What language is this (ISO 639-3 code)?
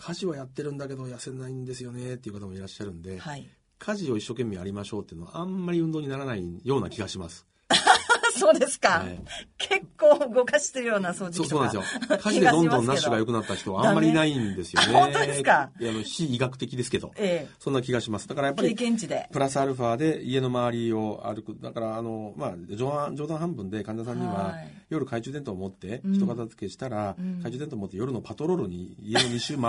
jpn